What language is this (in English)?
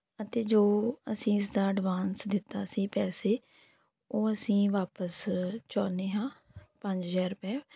Punjabi